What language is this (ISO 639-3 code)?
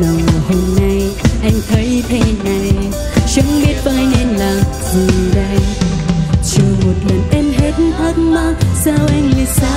vie